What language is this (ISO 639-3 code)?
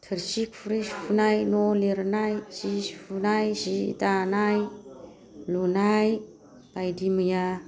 brx